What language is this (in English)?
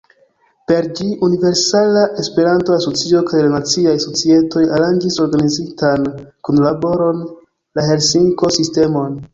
Esperanto